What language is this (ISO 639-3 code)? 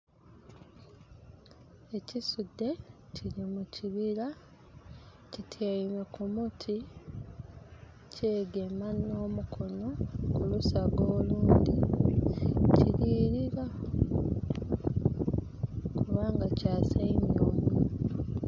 xog